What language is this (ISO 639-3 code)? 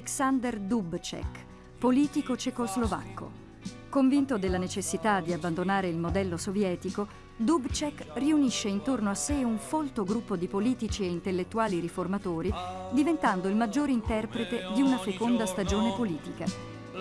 ita